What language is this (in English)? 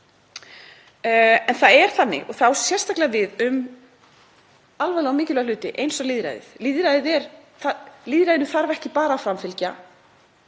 Icelandic